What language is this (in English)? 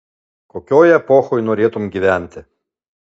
Lithuanian